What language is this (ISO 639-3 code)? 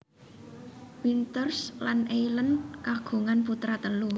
jav